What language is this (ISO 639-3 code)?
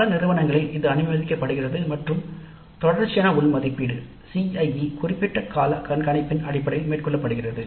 tam